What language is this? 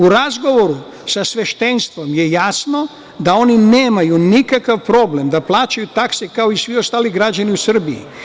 Serbian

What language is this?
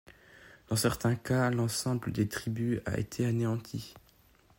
French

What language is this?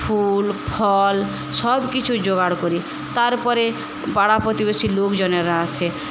Bangla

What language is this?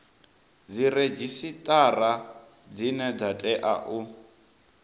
Venda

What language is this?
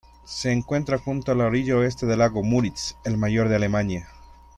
Spanish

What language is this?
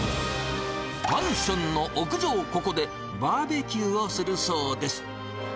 Japanese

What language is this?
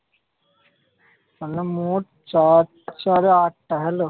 Bangla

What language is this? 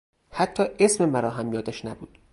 Persian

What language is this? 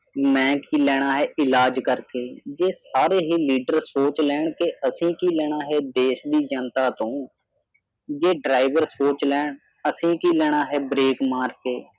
Punjabi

